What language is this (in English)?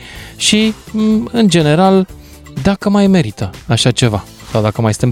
Romanian